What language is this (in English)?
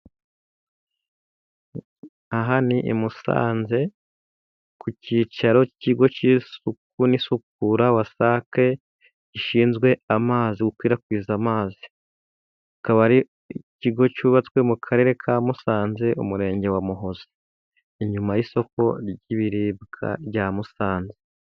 Kinyarwanda